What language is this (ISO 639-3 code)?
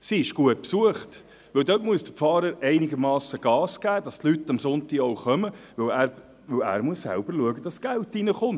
gsw